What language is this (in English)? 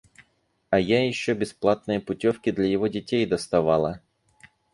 Russian